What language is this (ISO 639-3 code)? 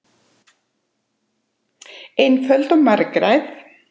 isl